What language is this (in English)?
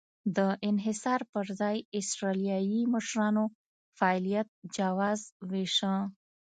Pashto